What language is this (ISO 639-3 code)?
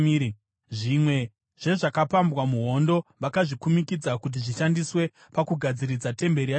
sna